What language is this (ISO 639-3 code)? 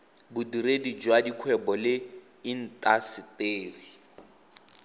tsn